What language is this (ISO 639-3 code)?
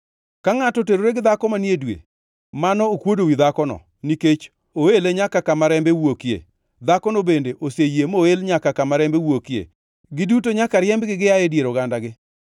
luo